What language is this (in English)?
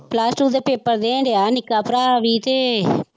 Punjabi